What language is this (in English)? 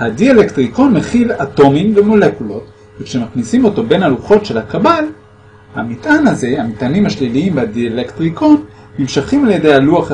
Hebrew